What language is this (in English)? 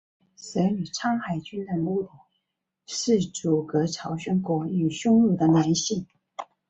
Chinese